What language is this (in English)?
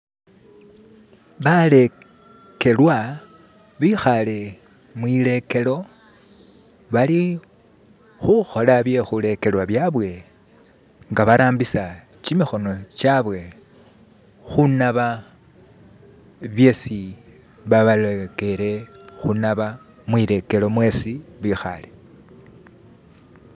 Masaaba